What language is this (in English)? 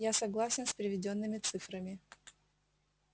Russian